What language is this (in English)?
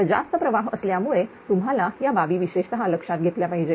Marathi